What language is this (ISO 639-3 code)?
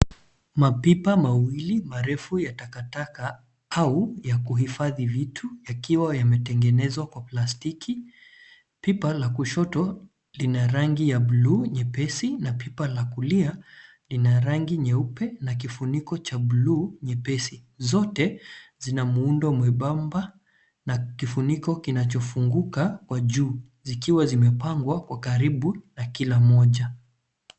swa